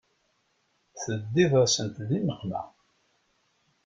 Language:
Kabyle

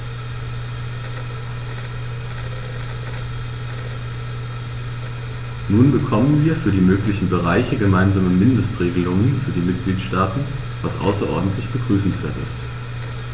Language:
German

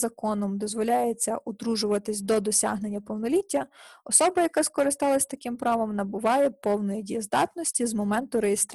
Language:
Ukrainian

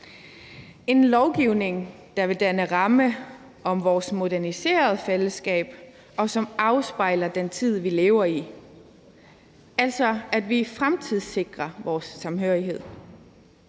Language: Danish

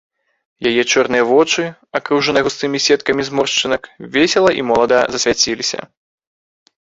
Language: Belarusian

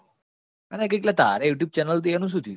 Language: Gujarati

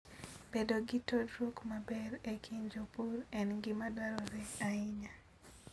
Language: Luo (Kenya and Tanzania)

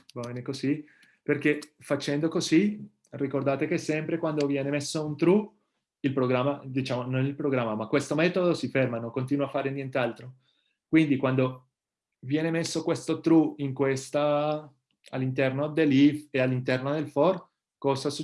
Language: Italian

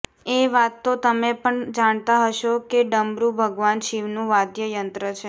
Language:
Gujarati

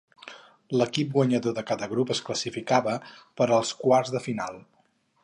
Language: Catalan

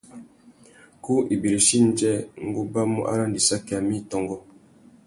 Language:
Tuki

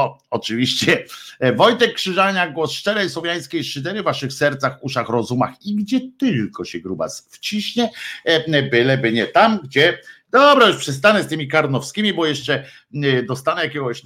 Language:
Polish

